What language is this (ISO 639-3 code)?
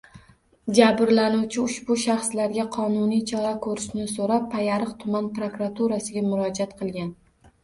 uzb